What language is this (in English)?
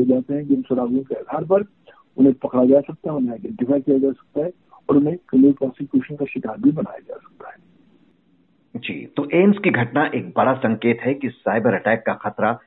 Hindi